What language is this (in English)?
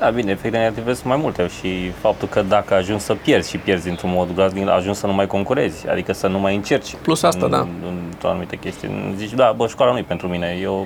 Romanian